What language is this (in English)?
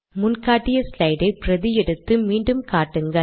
Tamil